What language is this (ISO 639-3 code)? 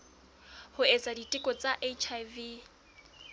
sot